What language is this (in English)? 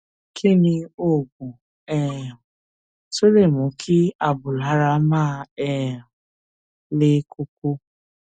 Yoruba